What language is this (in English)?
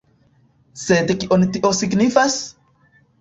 Esperanto